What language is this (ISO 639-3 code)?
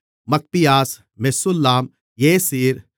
tam